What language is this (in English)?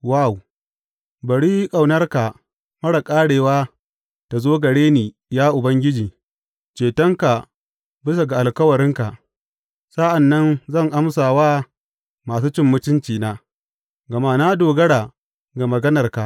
Hausa